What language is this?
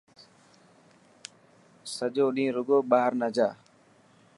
Dhatki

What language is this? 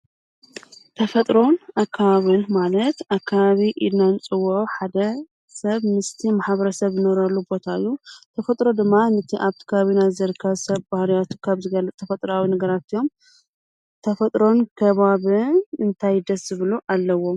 Tigrinya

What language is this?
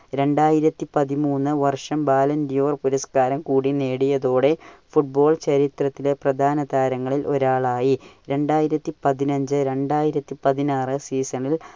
Malayalam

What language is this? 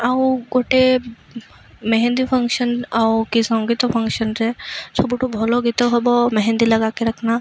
Odia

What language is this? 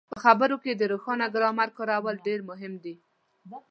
Pashto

